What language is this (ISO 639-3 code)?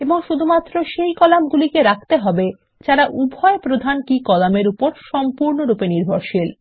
ben